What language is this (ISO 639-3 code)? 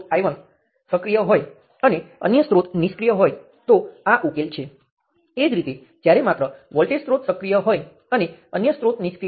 guj